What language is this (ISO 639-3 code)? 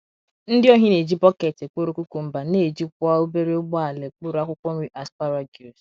ibo